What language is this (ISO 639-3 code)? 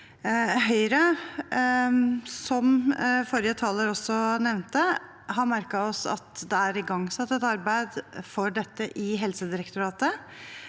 nor